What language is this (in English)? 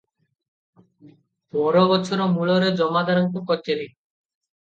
Odia